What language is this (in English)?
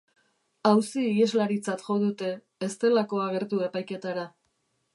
Basque